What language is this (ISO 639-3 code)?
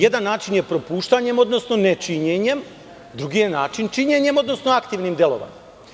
srp